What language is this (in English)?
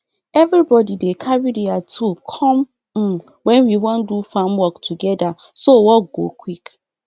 Nigerian Pidgin